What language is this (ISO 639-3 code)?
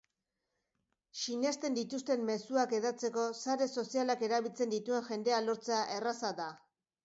eus